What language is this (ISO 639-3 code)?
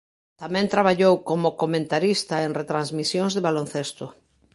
glg